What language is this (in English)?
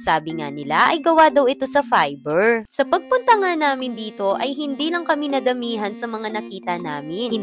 Filipino